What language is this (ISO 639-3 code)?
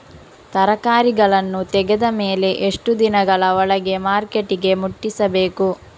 kan